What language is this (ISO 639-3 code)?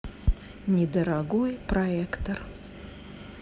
rus